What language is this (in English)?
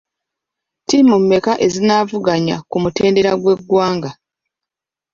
Ganda